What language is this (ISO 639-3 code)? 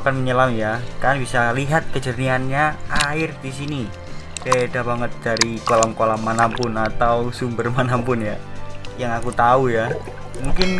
ind